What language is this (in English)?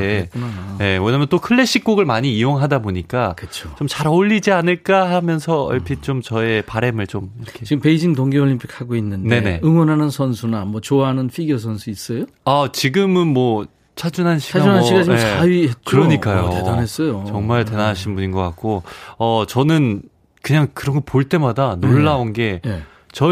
Korean